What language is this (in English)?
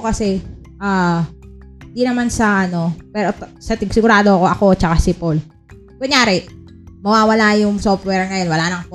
Filipino